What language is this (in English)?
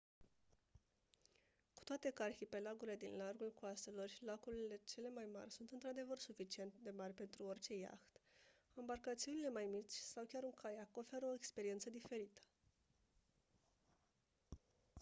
Romanian